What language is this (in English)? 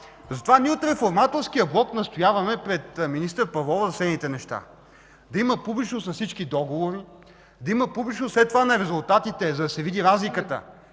Bulgarian